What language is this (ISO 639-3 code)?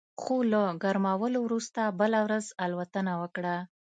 pus